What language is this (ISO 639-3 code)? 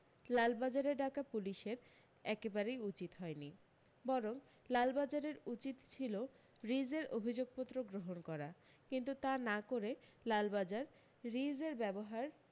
ben